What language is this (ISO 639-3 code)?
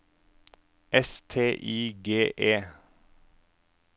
nor